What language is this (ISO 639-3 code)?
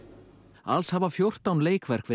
isl